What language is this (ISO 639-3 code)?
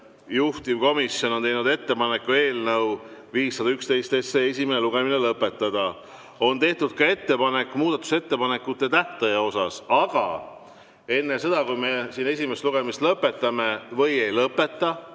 est